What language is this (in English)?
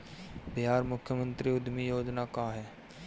Bhojpuri